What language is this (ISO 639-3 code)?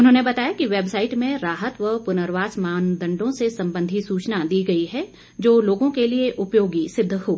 hin